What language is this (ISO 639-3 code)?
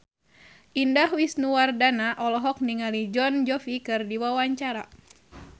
sun